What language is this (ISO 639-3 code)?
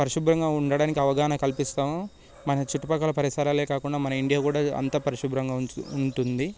tel